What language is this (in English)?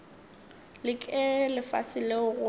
Northern Sotho